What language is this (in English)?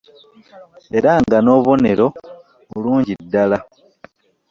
Ganda